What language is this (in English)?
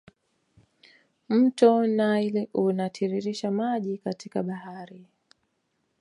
Swahili